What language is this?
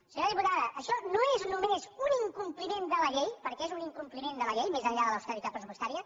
Catalan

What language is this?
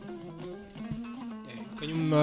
Fula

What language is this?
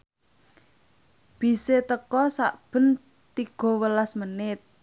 Javanese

